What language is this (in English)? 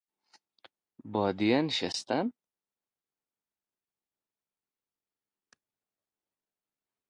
Persian